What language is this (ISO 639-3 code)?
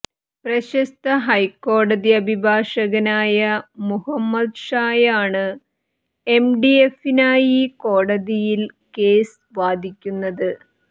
mal